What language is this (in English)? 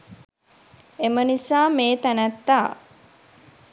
Sinhala